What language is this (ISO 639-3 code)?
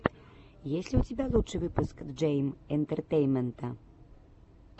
rus